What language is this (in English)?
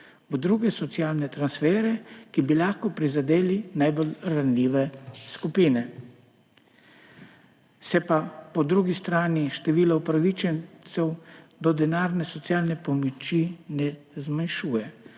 Slovenian